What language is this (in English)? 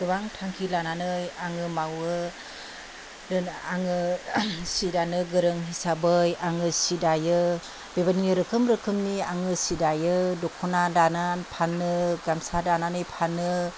Bodo